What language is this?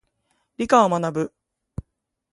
Japanese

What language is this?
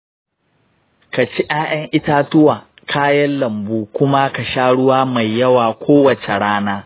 Hausa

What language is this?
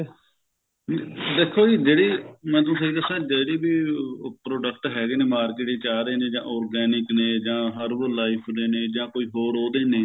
Punjabi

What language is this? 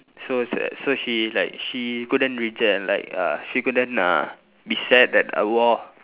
English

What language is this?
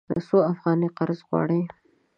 Pashto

